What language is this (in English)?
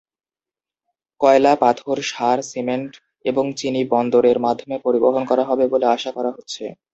Bangla